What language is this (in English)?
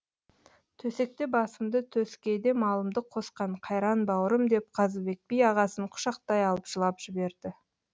Kazakh